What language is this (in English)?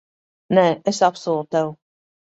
Latvian